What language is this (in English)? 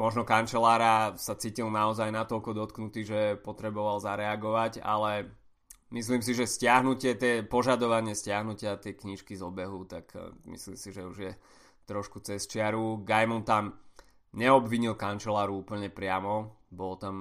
Slovak